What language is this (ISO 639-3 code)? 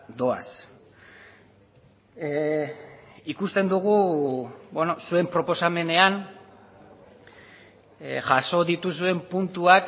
eus